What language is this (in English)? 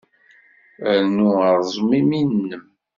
Kabyle